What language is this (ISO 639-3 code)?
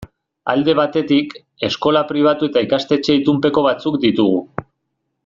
eus